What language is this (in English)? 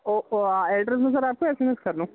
Urdu